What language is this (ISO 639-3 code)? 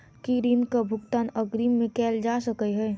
mai